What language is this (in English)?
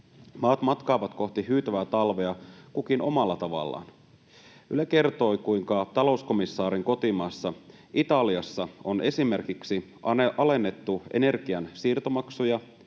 Finnish